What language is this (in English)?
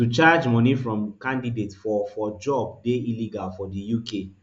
Nigerian Pidgin